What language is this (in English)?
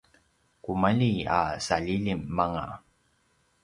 Paiwan